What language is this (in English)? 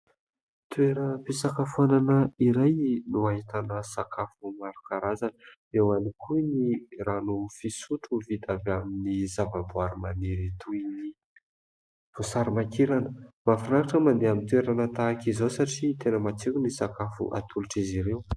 Malagasy